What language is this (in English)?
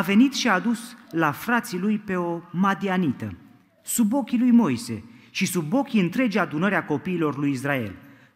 Romanian